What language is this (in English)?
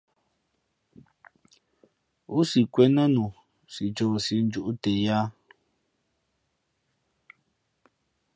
Fe'fe'